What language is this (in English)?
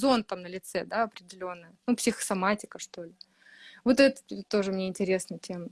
Russian